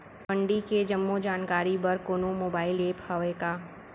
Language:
Chhattisgarhi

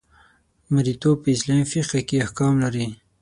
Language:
Pashto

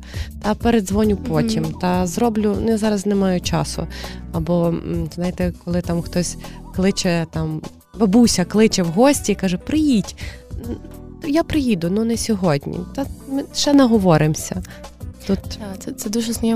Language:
Ukrainian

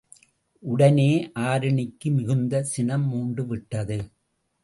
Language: Tamil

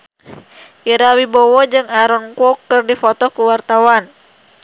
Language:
Sundanese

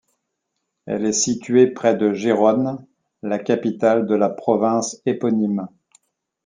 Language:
French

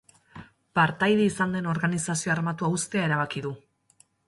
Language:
Basque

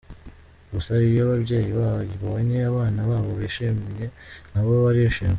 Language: Kinyarwanda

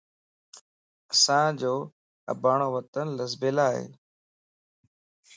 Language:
Lasi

